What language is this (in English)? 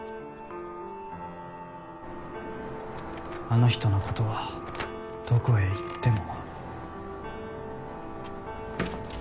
Japanese